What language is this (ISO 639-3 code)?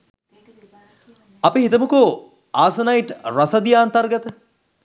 sin